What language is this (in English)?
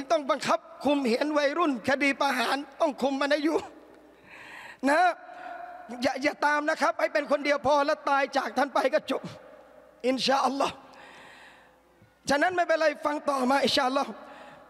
Thai